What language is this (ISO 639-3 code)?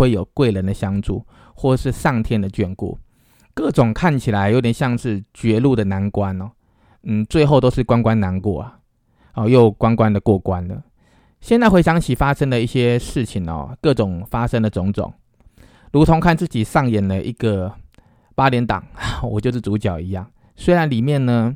zho